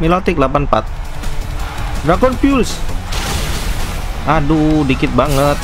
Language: Indonesian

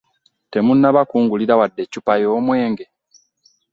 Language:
Ganda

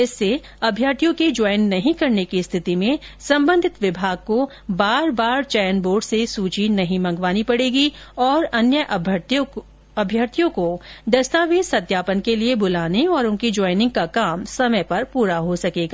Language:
Hindi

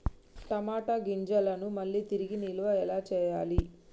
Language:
Telugu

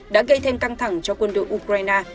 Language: Vietnamese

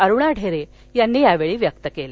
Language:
Marathi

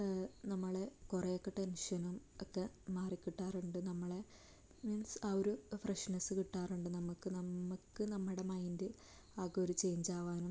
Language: Malayalam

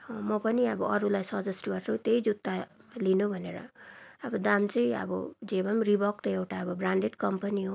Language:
Nepali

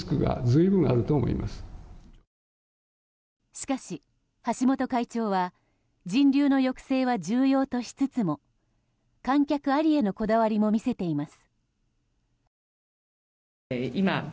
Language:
Japanese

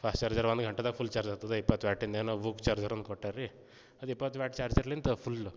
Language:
Kannada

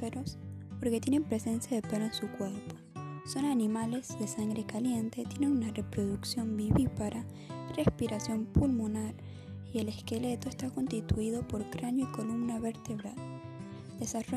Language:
Spanish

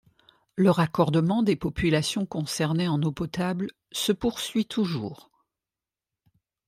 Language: French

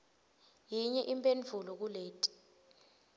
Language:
Swati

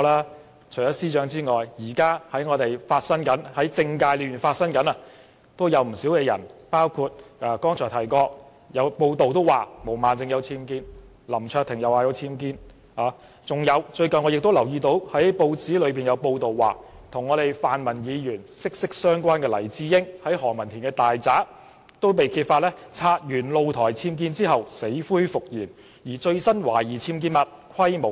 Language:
Cantonese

